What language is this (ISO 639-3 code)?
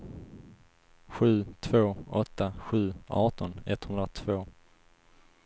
swe